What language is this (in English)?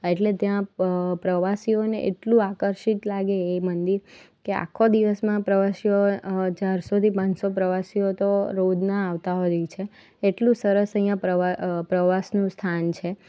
Gujarati